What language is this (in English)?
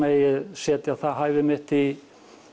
Icelandic